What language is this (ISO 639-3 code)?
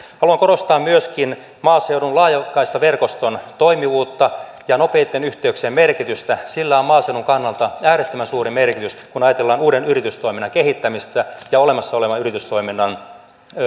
fin